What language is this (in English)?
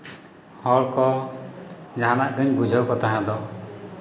Santali